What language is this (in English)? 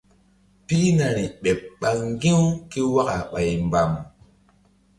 Mbum